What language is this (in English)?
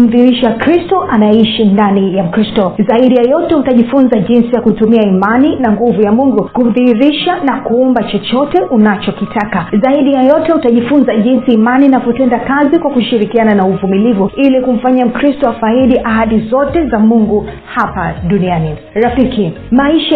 Swahili